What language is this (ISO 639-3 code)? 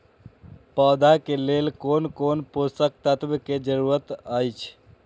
mai